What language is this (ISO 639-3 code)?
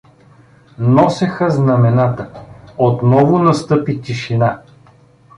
bul